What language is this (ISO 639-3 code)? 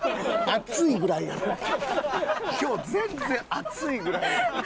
jpn